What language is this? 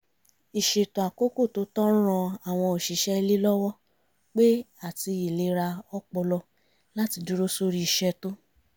Yoruba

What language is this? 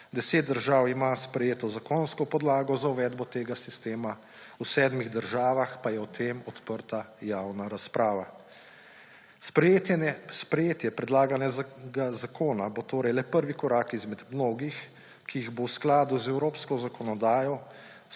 Slovenian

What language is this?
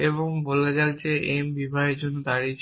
Bangla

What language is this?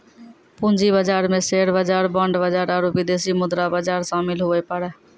Maithili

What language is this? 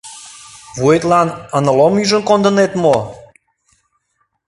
Mari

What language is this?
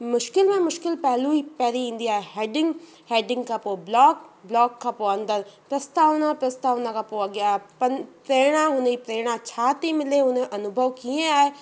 Sindhi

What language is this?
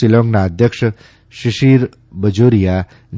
Gujarati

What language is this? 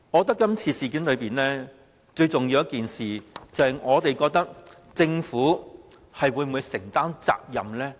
Cantonese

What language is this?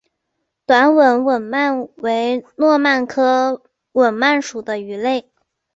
Chinese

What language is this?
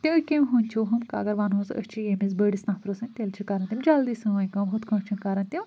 Kashmiri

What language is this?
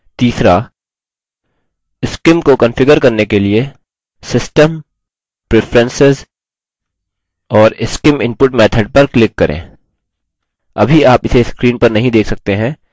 Hindi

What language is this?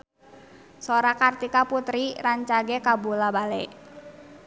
Sundanese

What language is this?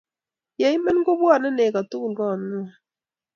Kalenjin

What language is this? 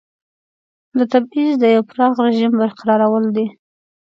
Pashto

